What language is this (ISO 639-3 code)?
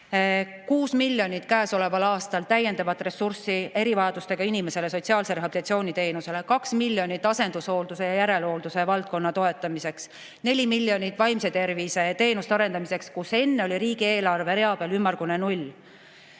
est